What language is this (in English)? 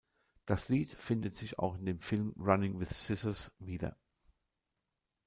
German